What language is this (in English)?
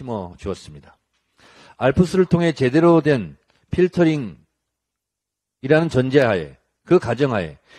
Korean